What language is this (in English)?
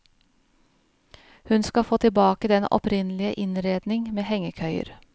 Norwegian